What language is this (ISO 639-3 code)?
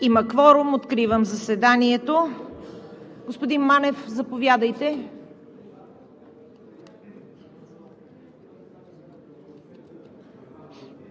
bul